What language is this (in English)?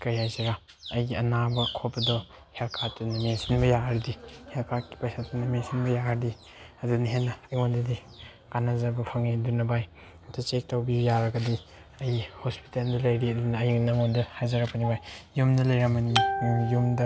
Manipuri